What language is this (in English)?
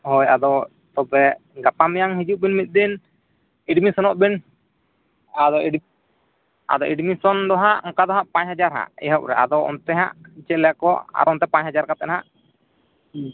Santali